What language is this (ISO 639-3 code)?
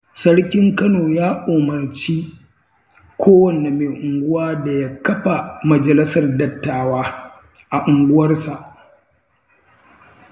hau